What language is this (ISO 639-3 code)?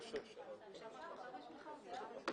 heb